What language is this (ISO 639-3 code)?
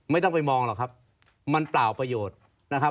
tha